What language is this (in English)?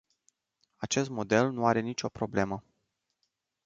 Romanian